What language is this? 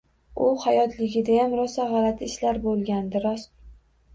Uzbek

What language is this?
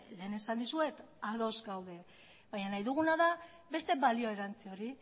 Basque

